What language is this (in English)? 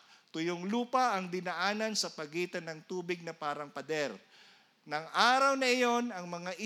Filipino